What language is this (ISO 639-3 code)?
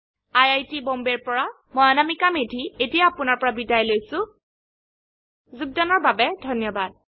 asm